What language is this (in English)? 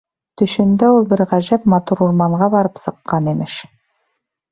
Bashkir